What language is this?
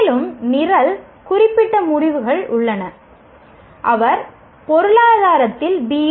Tamil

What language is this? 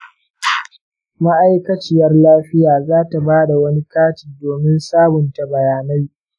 Hausa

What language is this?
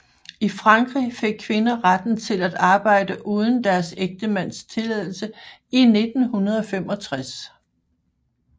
Danish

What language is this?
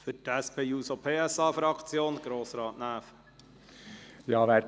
Swiss German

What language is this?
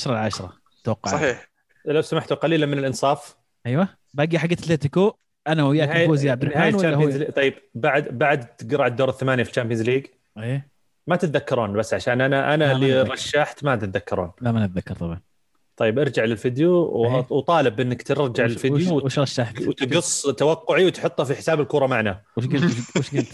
Arabic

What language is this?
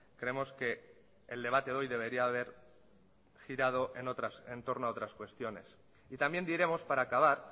Spanish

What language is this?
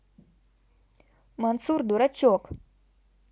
Russian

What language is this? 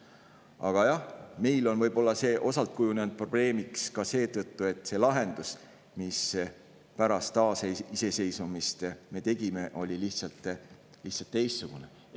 Estonian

